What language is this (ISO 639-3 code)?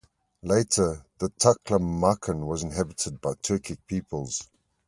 eng